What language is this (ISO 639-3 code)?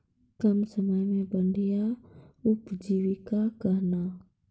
mai